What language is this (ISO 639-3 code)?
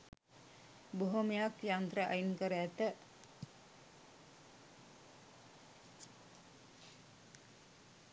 sin